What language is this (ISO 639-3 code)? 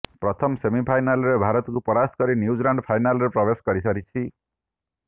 ori